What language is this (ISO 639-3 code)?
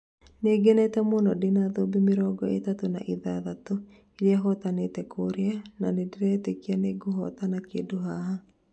kik